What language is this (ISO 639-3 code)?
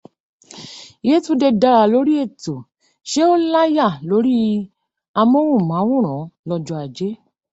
yor